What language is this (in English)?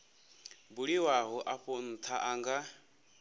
Venda